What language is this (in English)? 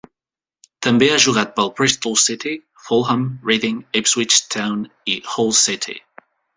Catalan